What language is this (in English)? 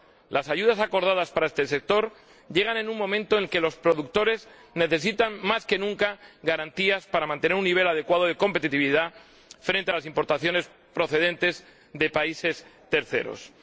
Spanish